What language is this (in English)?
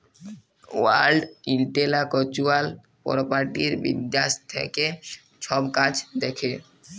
Bangla